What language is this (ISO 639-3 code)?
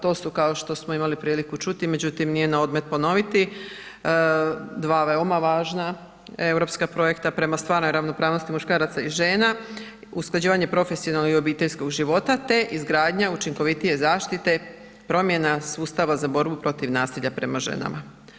hrv